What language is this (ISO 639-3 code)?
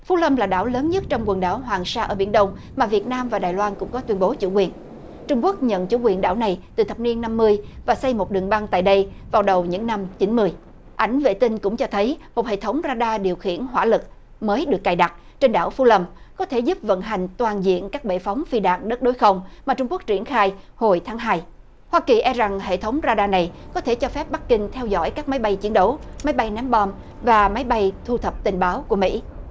vie